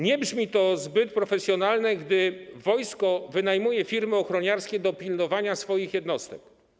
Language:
Polish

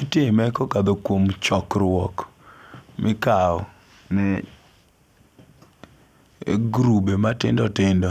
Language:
Luo (Kenya and Tanzania)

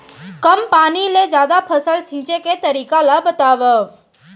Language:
Chhattisgarhi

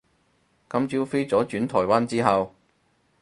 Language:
Cantonese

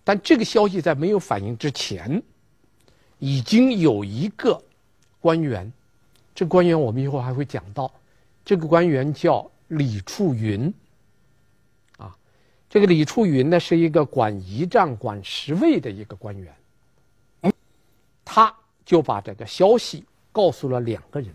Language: Chinese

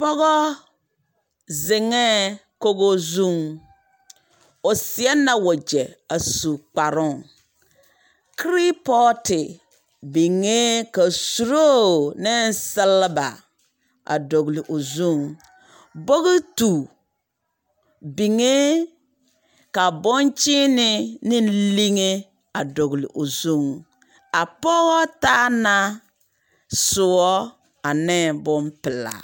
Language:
Southern Dagaare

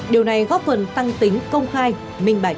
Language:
Vietnamese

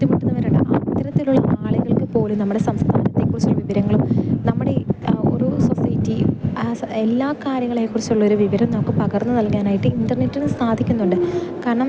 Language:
Malayalam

